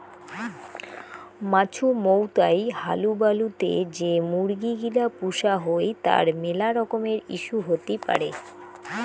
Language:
Bangla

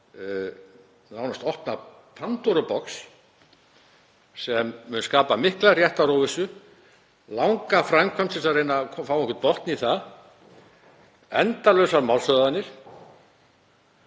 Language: Icelandic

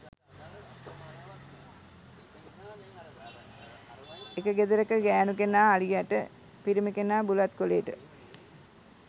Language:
Sinhala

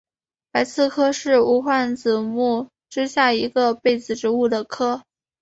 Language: Chinese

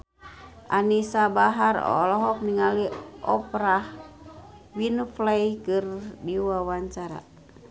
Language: Sundanese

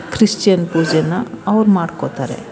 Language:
Kannada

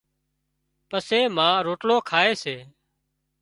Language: Wadiyara Koli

